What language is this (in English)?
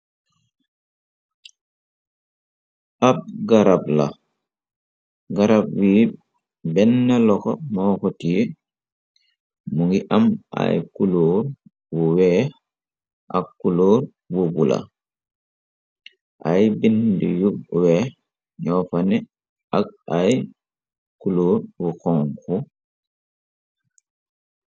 Wolof